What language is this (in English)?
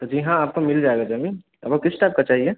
Hindi